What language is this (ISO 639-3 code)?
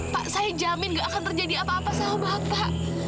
ind